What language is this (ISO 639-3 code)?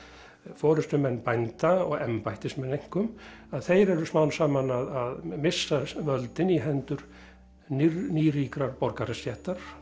isl